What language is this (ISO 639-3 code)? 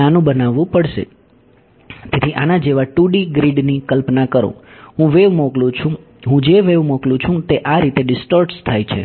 guj